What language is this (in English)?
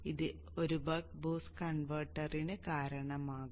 Malayalam